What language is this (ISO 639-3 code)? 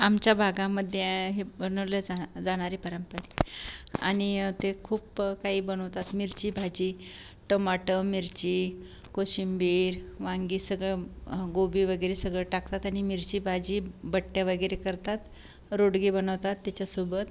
mar